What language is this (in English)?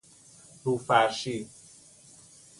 Persian